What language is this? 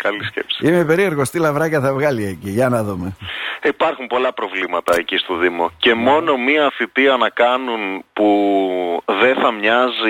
Greek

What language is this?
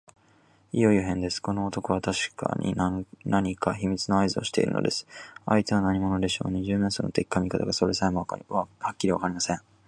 Japanese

